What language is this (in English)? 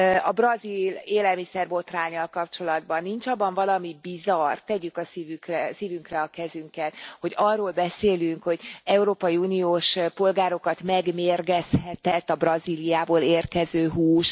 Hungarian